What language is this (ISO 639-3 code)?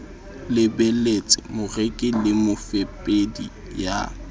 sot